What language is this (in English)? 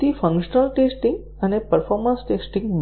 Gujarati